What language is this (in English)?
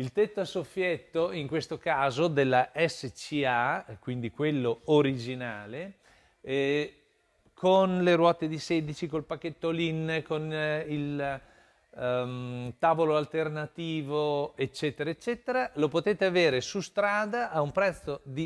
Italian